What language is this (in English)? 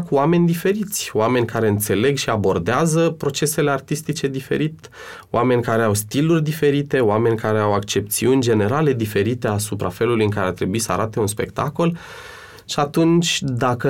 Romanian